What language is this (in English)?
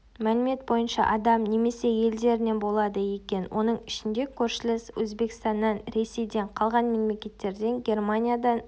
Kazakh